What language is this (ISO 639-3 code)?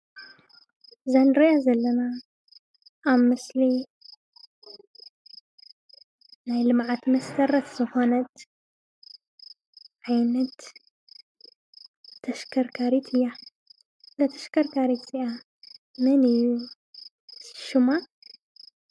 tir